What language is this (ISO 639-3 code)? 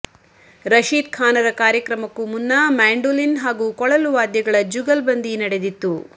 kan